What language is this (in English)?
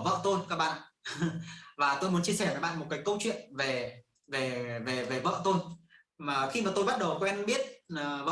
Vietnamese